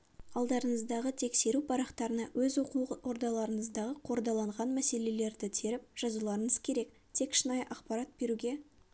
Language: Kazakh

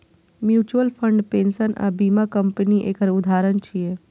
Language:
Maithili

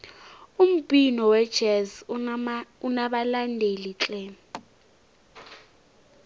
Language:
South Ndebele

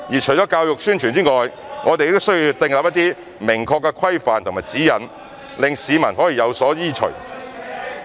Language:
Cantonese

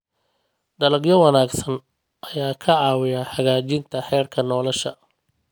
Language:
Somali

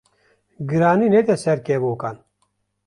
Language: Kurdish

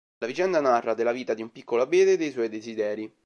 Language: Italian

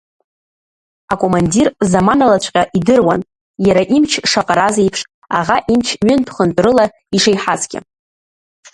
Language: Abkhazian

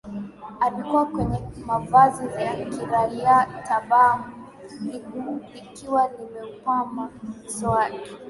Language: Swahili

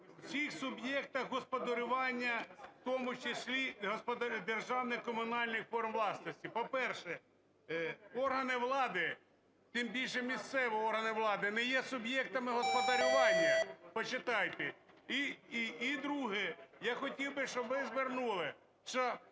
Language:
Ukrainian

